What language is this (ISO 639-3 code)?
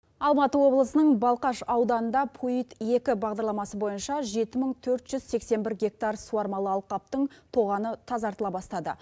kaz